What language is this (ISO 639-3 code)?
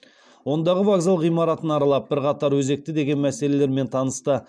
kaz